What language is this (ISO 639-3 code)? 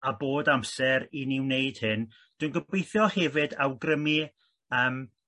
cym